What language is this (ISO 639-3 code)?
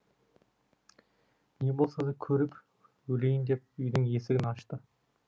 kaz